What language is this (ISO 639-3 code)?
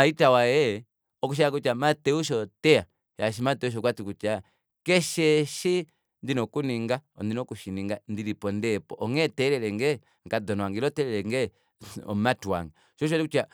kua